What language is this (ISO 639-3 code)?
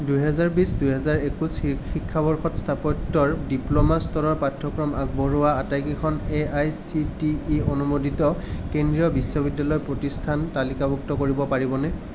asm